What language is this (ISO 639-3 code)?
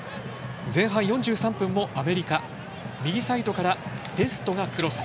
jpn